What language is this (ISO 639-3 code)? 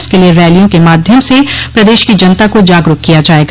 hin